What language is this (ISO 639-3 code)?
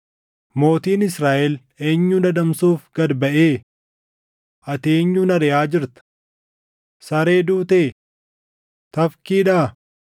orm